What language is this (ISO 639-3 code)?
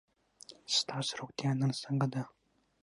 pus